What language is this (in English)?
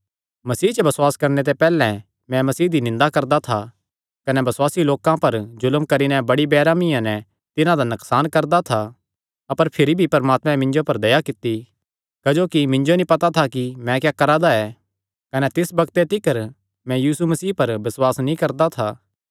Kangri